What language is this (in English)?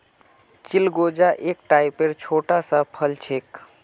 Magahi